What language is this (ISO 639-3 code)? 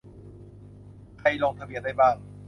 tha